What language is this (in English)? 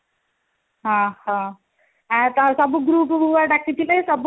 Odia